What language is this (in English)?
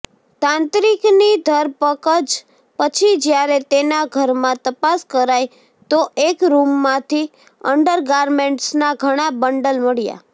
Gujarati